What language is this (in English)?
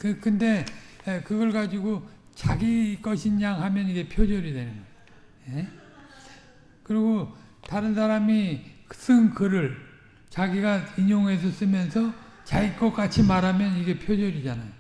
Korean